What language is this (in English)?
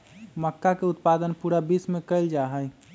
Magahi